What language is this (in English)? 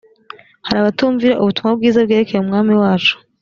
Kinyarwanda